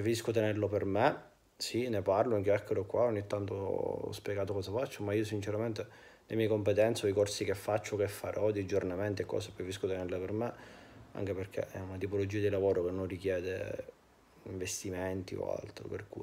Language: Italian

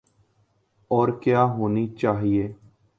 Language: Urdu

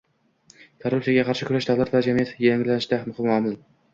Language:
Uzbek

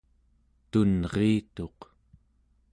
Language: Central Yupik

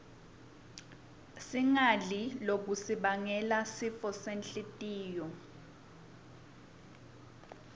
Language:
Swati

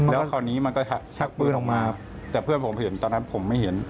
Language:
Thai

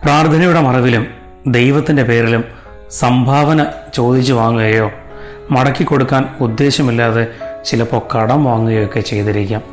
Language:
Malayalam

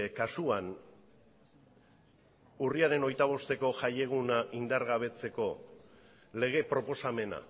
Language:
Basque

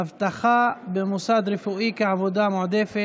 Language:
Hebrew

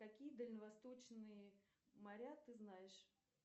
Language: Russian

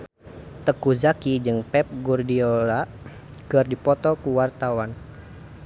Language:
Sundanese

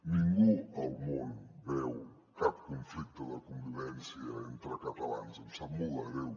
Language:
Catalan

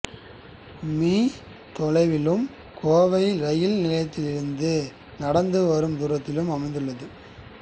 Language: Tamil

